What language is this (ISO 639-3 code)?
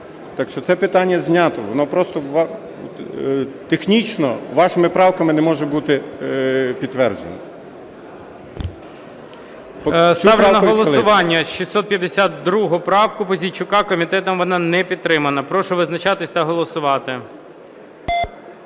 ukr